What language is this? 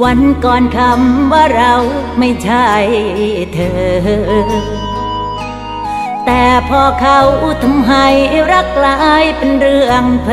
Thai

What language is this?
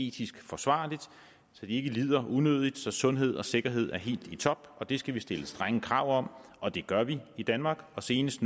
Danish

